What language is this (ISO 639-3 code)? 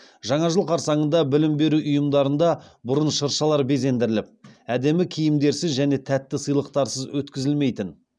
kaz